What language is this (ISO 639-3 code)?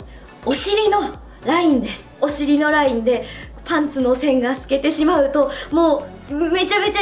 jpn